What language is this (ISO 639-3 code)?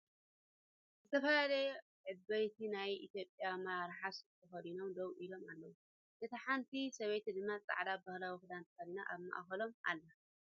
tir